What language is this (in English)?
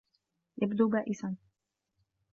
Arabic